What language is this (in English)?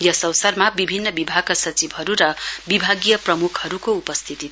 Nepali